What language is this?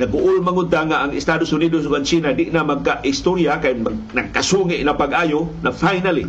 Filipino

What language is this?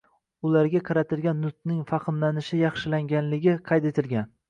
Uzbek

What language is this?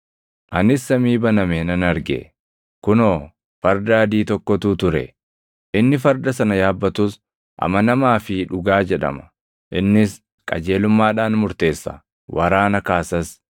Oromo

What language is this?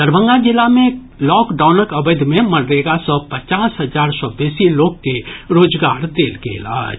Maithili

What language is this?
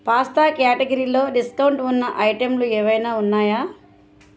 Telugu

